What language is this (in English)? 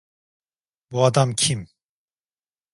Turkish